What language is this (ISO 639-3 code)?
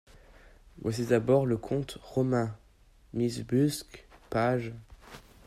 fra